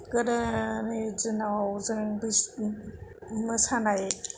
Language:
Bodo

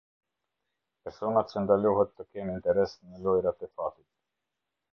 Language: Albanian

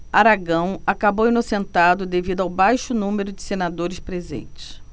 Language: Portuguese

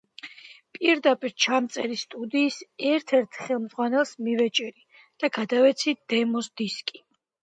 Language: Georgian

